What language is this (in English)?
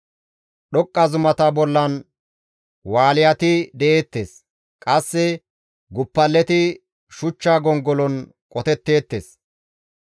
Gamo